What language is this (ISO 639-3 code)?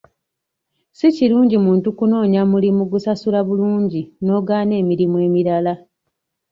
lug